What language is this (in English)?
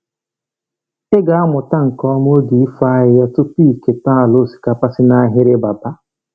Igbo